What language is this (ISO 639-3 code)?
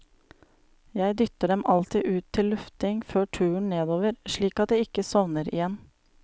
nor